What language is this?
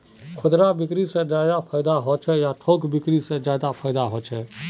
Magahi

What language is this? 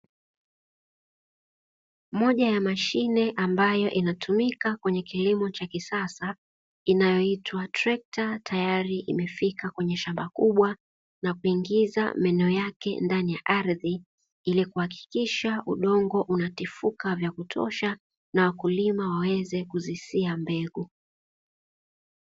Swahili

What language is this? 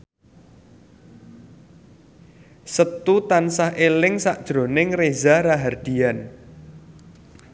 Javanese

